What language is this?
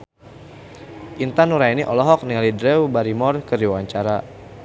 Sundanese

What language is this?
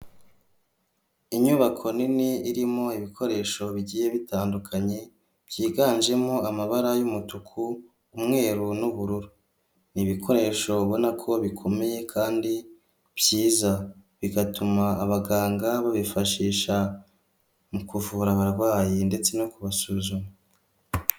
Kinyarwanda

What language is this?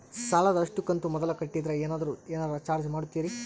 Kannada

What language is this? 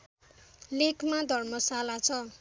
Nepali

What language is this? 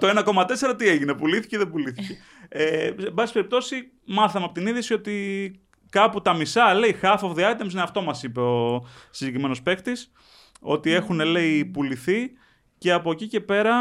Greek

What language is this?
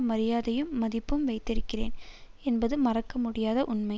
Tamil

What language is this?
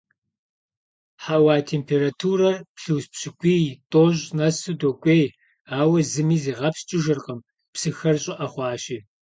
Kabardian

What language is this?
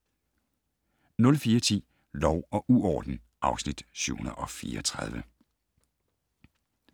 Danish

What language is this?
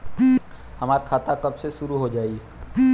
Bhojpuri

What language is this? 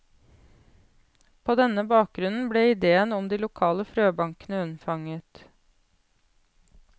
Norwegian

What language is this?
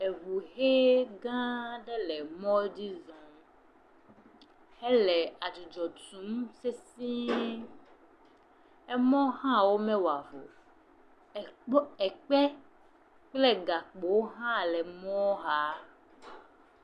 Ewe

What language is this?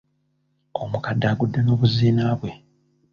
Ganda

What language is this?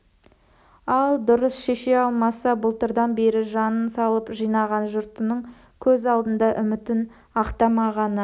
Kazakh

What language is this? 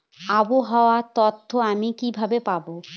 Bangla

